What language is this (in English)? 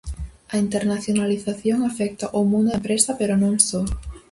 Galician